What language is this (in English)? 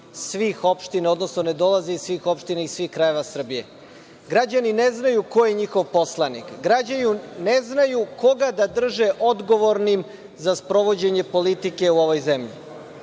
Serbian